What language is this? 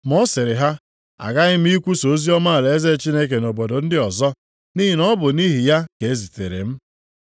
Igbo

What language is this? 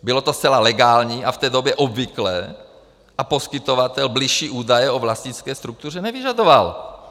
Czech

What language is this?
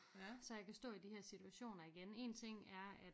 Danish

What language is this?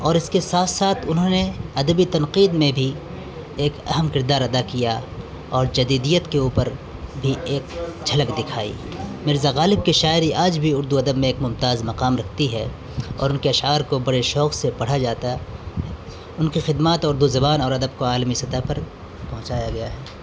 Urdu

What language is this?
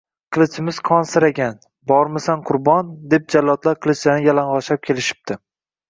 Uzbek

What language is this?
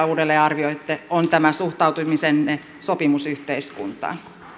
Finnish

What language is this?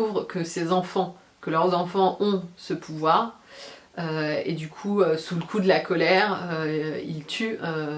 French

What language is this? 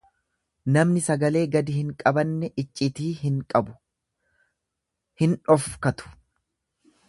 Oromo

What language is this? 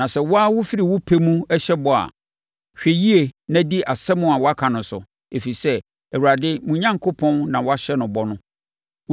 Akan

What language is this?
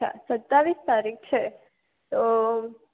Gujarati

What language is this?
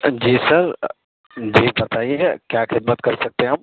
Urdu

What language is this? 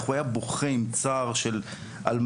Hebrew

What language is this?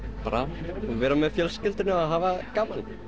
Icelandic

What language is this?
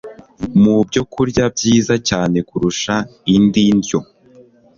Kinyarwanda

